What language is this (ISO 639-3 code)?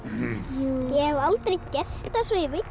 isl